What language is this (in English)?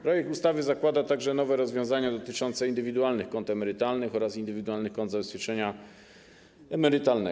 Polish